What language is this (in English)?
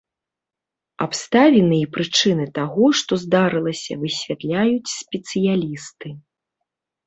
Belarusian